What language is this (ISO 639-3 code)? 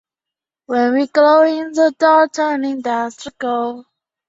zho